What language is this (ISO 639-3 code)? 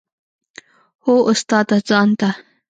pus